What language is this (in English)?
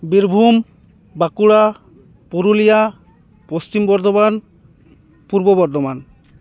Santali